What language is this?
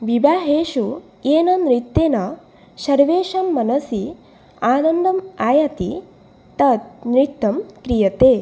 Sanskrit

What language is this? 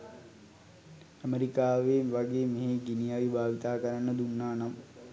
Sinhala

